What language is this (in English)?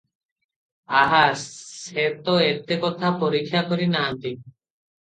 Odia